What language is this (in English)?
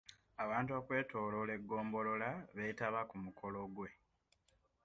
Ganda